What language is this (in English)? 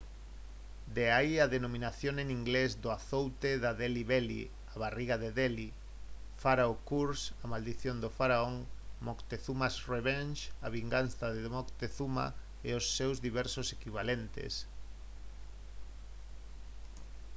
Galician